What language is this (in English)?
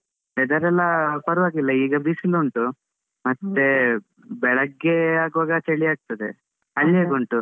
Kannada